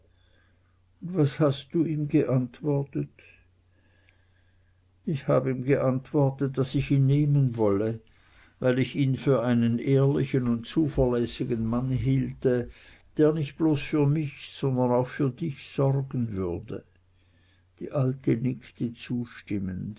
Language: German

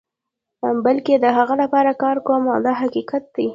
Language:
Pashto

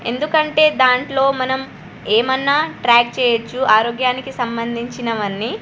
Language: Telugu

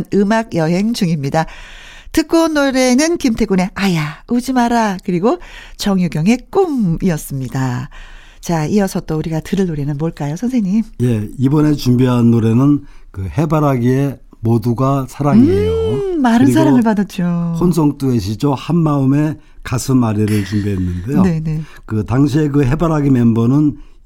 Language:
Korean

